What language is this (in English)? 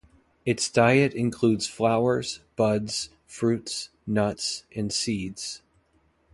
English